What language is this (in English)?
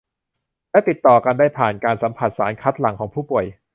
Thai